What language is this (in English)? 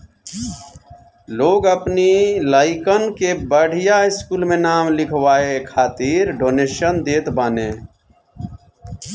Bhojpuri